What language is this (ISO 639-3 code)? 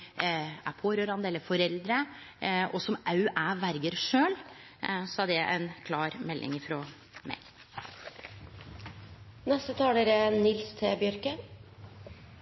nno